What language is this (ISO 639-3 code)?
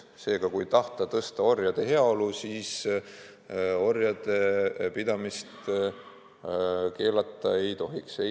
est